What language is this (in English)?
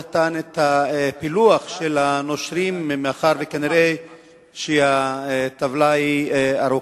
Hebrew